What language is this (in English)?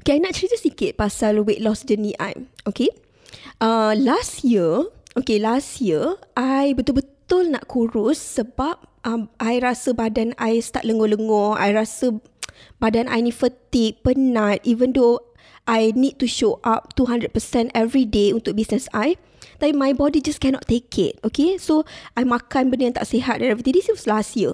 Malay